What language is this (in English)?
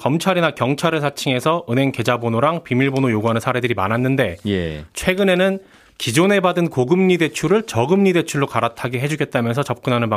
Korean